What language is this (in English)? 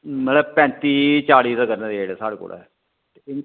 Dogri